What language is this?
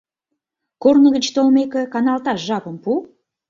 Mari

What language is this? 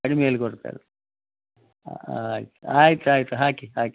Kannada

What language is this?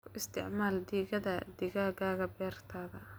Somali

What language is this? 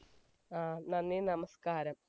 Malayalam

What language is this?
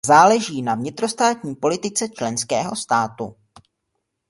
Czech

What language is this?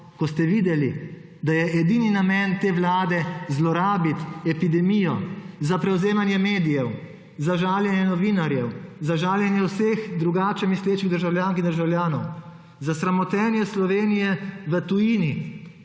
Slovenian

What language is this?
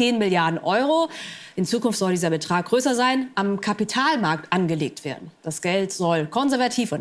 German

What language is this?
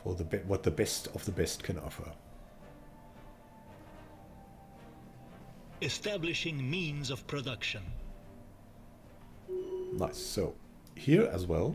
English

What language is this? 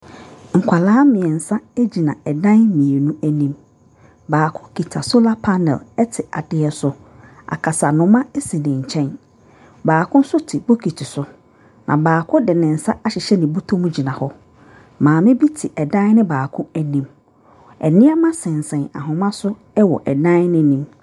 Akan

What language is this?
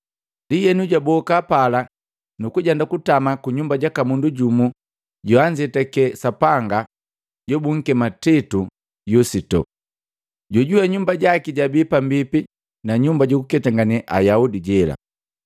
Matengo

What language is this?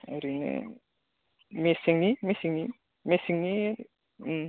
Bodo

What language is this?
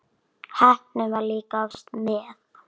Icelandic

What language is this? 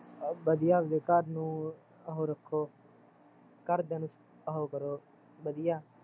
Punjabi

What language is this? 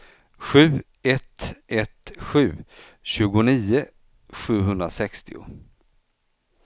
Swedish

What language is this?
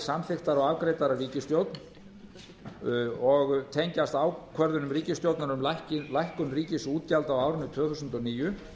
Icelandic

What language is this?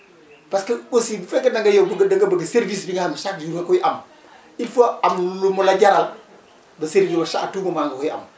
Wolof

